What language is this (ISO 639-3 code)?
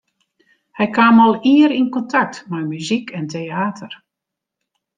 fry